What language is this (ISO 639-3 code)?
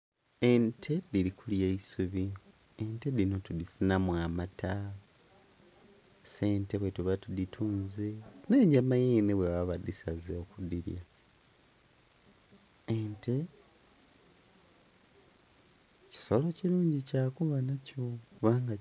xog